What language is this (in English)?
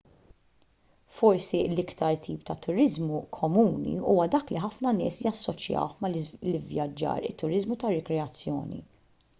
Maltese